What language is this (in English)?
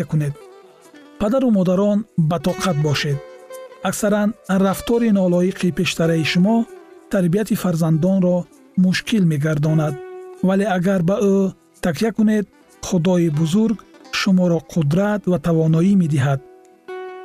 Persian